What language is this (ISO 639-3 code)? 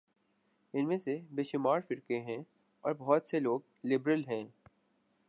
urd